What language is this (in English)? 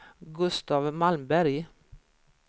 Swedish